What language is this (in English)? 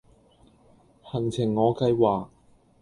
Cantonese